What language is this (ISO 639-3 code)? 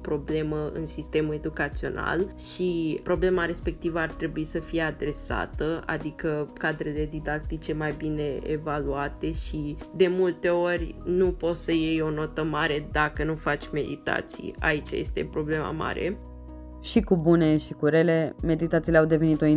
ron